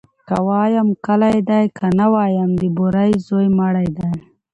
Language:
Pashto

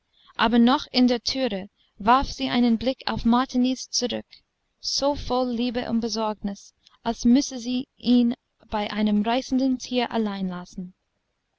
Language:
German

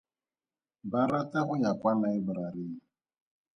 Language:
Tswana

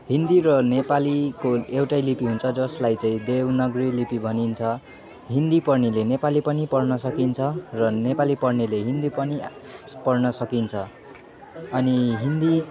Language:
Nepali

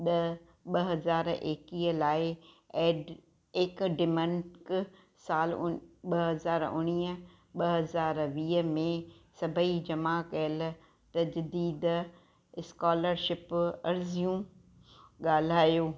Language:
Sindhi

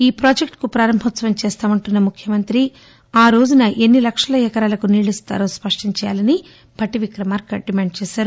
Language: Telugu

